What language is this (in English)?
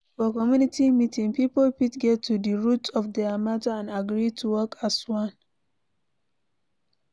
Nigerian Pidgin